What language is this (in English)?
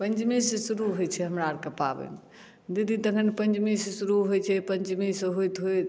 Maithili